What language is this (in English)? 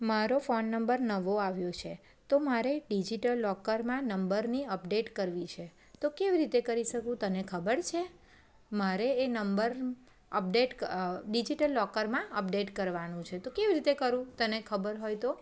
Gujarati